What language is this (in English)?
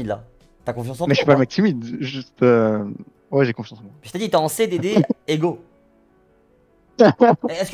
French